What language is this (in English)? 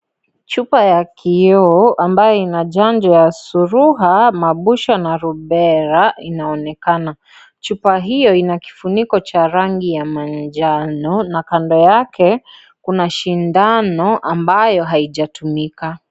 Swahili